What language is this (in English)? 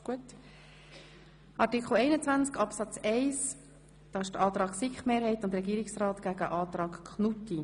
Swiss German